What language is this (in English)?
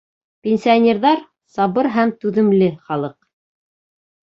Bashkir